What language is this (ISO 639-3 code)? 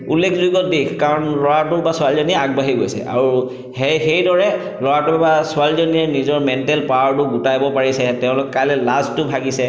asm